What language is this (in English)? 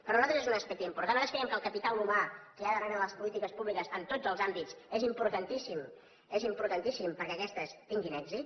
Catalan